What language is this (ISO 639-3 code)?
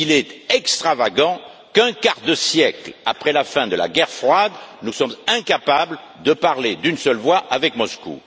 fra